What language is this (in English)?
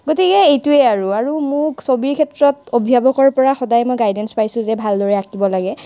Assamese